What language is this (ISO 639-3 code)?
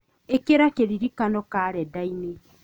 kik